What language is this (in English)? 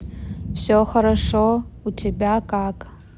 Russian